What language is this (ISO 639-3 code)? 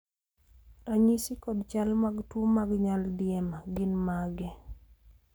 luo